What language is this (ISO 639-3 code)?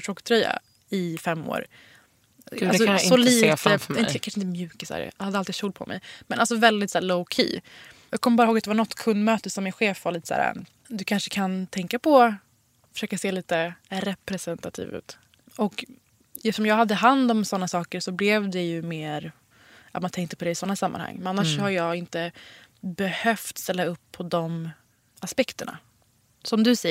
swe